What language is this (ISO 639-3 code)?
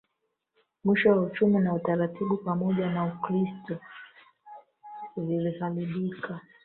swa